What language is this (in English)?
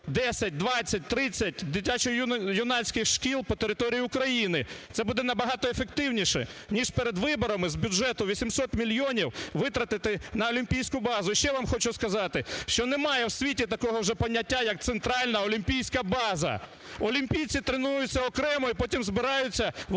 Ukrainian